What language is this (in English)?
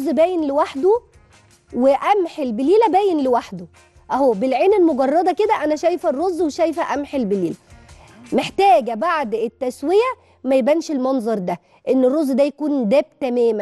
Arabic